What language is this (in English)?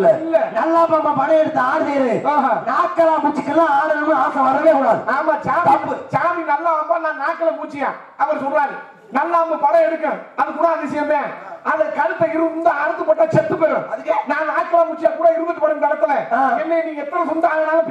Arabic